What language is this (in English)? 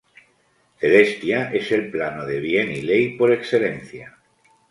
Spanish